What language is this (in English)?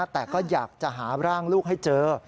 Thai